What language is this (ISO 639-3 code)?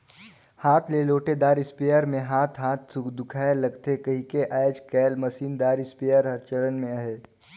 hne